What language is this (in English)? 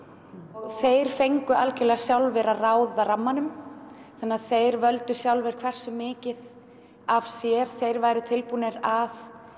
Icelandic